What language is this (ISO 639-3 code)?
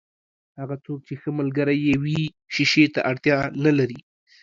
pus